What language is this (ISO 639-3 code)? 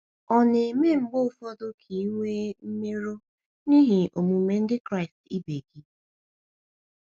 ibo